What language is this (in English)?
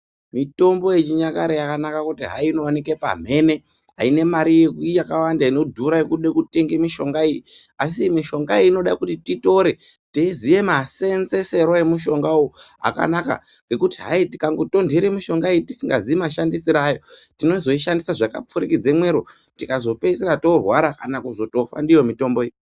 Ndau